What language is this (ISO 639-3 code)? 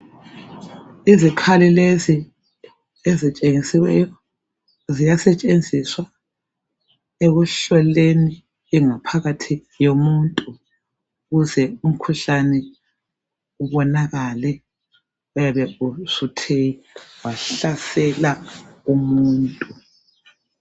nde